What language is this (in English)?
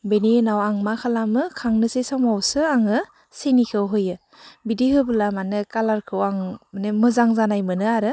Bodo